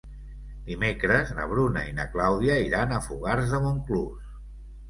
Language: Catalan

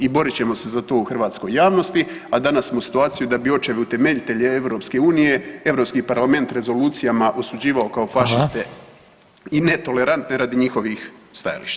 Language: Croatian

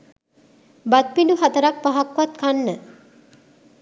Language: Sinhala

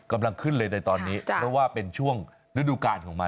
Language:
Thai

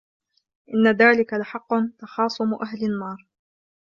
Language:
Arabic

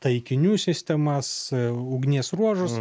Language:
Lithuanian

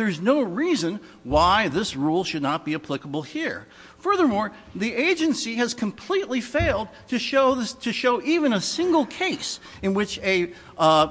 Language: English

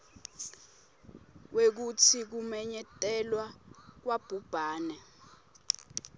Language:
Swati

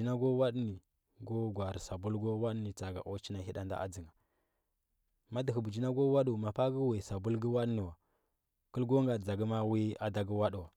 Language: Huba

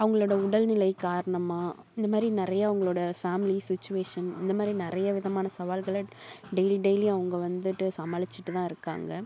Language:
Tamil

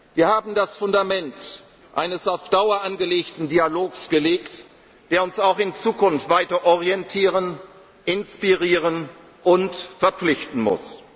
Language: German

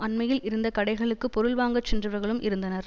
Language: Tamil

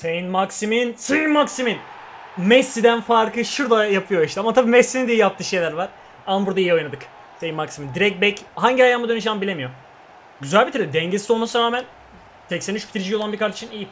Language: Turkish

